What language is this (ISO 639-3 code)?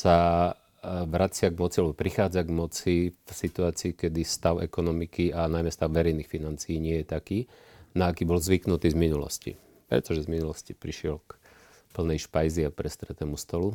slk